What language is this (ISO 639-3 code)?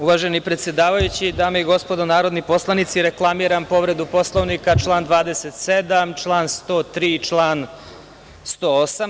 srp